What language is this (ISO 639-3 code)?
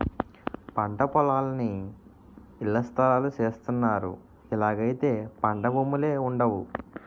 tel